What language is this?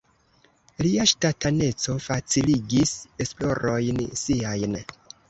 Esperanto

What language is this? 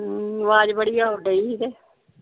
Punjabi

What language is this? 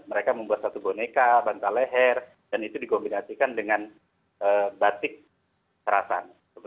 Indonesian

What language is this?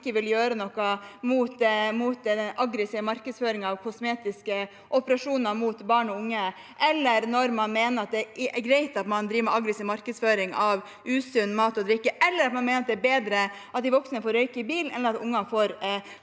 Norwegian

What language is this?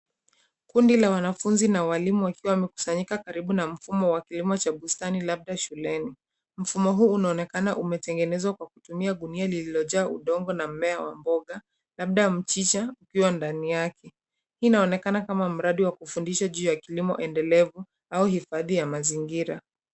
Swahili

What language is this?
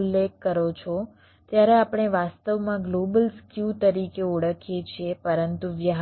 Gujarati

